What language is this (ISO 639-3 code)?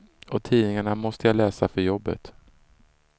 swe